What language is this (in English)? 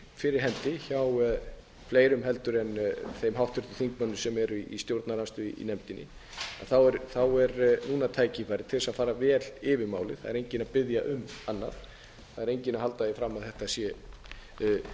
Icelandic